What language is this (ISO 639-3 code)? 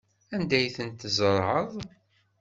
kab